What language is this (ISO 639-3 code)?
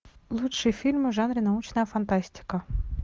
rus